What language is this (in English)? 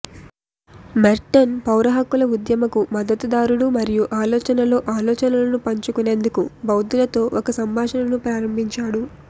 Telugu